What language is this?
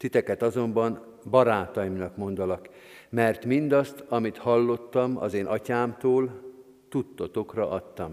Hungarian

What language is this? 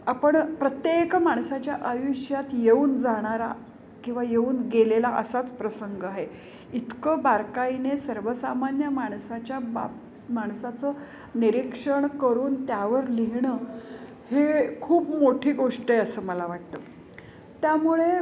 Marathi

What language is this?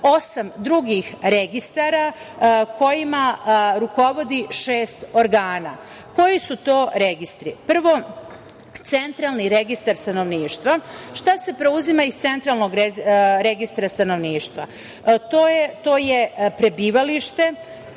Serbian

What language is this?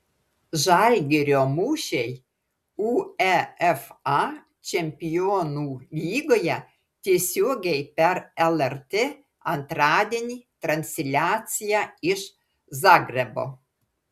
Lithuanian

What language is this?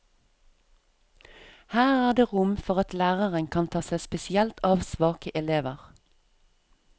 Norwegian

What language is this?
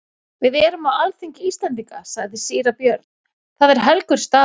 Icelandic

